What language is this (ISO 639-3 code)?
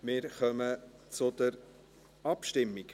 gsw